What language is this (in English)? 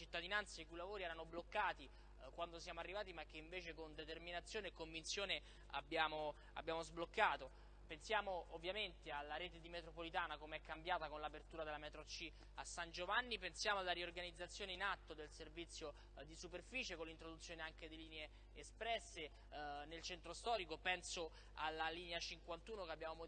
Italian